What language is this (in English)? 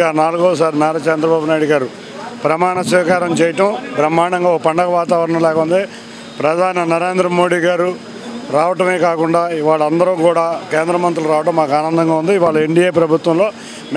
Telugu